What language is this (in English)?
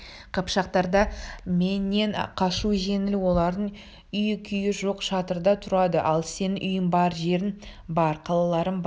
Kazakh